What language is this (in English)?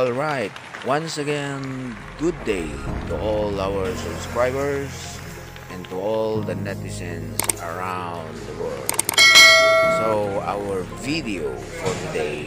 Filipino